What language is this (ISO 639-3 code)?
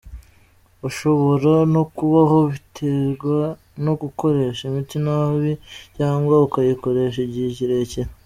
kin